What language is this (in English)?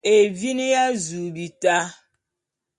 Bulu